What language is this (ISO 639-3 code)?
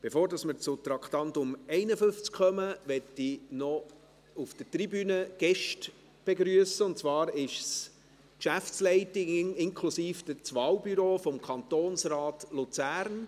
gsw